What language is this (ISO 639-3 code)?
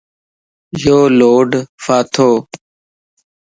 lss